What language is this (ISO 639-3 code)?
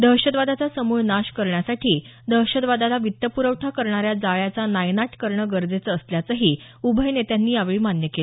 mar